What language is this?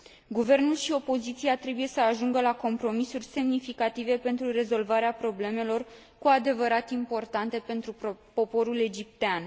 Romanian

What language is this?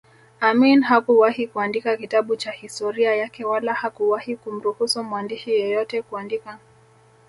Swahili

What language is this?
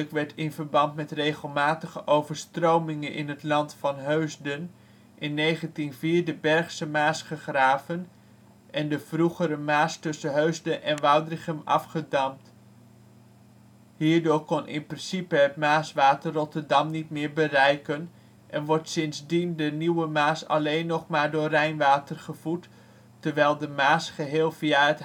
Dutch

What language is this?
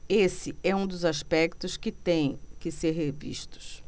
Portuguese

